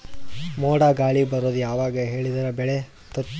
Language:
Kannada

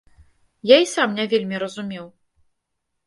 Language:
Belarusian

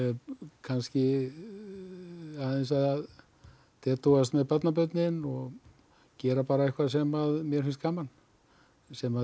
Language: Icelandic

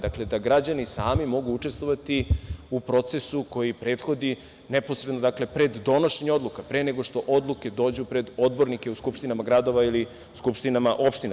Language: Serbian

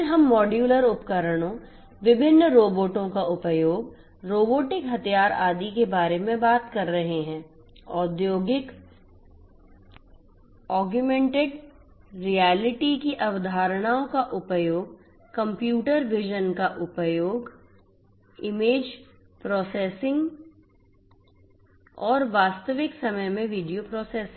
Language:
Hindi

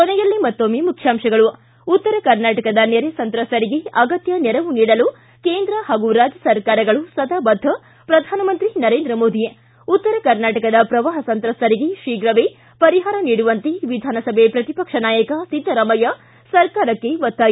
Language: Kannada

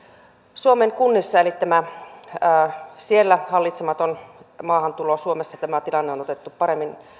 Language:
Finnish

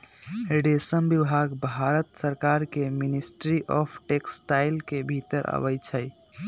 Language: Magahi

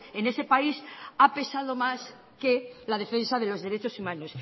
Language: Spanish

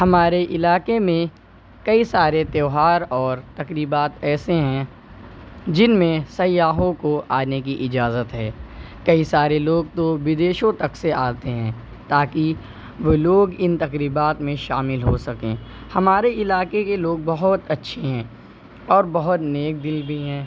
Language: Urdu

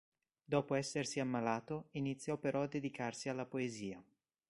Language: Italian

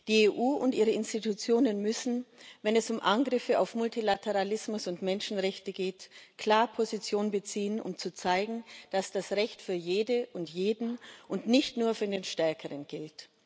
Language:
German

